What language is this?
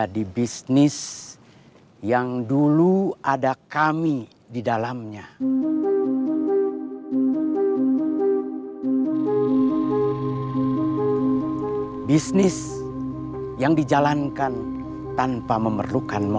Indonesian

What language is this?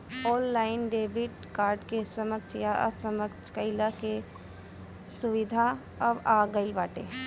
Bhojpuri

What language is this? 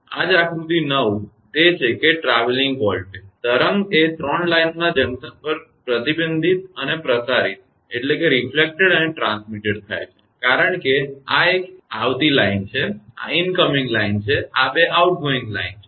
Gujarati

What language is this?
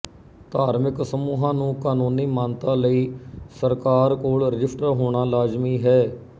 Punjabi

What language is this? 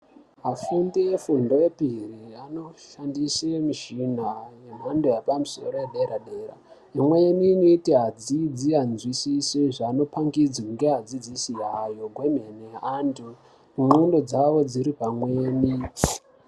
Ndau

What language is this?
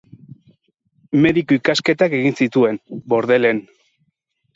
Basque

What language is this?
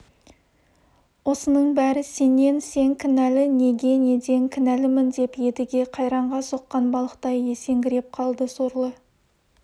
Kazakh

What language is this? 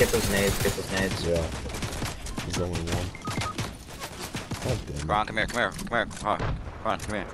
English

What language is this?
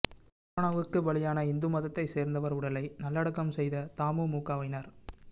Tamil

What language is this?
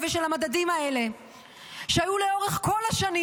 Hebrew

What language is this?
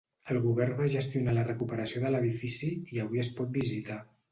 Catalan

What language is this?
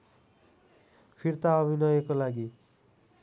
Nepali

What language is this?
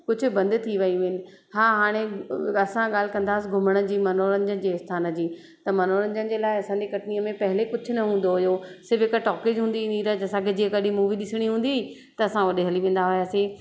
Sindhi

